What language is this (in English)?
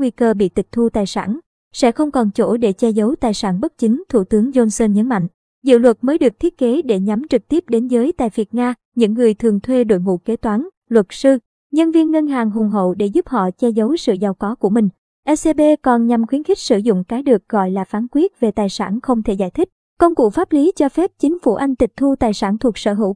Vietnamese